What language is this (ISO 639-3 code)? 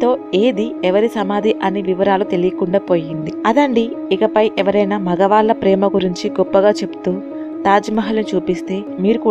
hin